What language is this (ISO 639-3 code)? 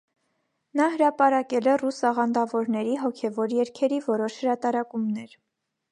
hye